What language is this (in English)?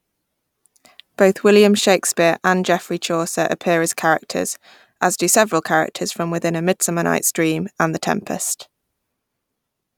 English